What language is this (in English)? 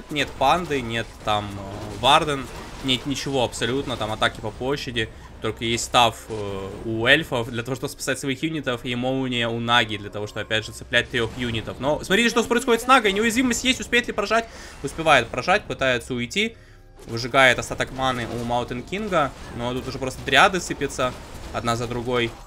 Russian